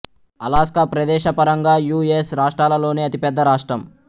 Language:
Telugu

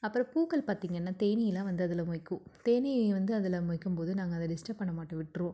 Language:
Tamil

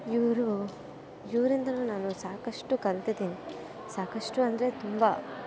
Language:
Kannada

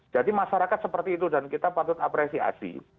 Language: Indonesian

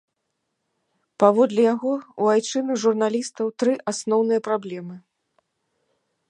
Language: Belarusian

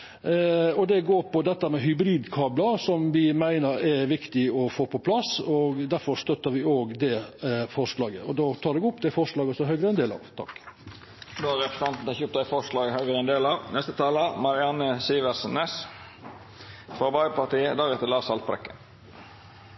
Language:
Norwegian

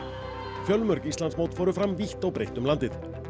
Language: Icelandic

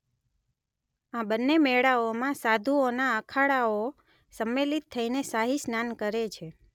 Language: Gujarati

